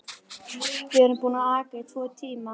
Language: Icelandic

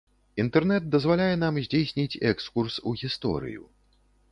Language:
Belarusian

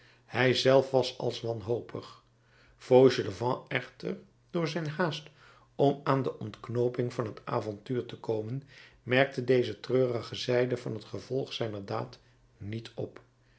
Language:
Dutch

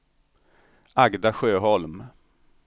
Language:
Swedish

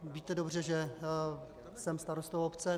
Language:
Czech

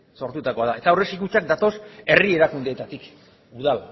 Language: Basque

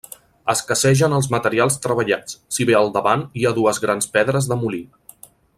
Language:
Catalan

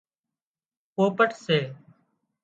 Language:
Wadiyara Koli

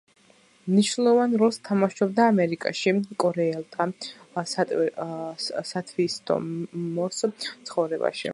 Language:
Georgian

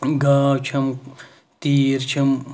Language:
Kashmiri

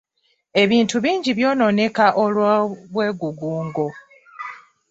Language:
Ganda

